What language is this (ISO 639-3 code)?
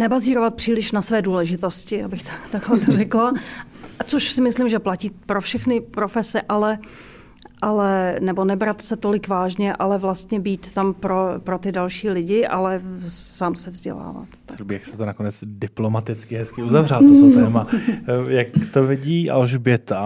ces